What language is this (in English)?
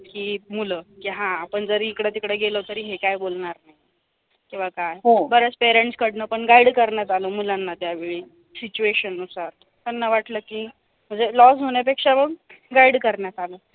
Marathi